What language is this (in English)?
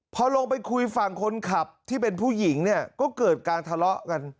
Thai